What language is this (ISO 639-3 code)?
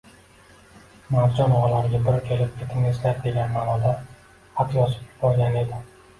uzb